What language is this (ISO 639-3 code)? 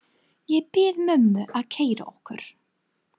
isl